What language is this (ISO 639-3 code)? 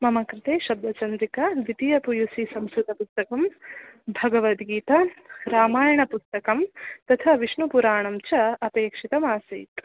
san